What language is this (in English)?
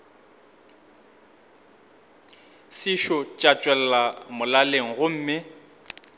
Northern Sotho